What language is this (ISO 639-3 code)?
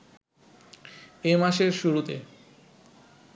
ben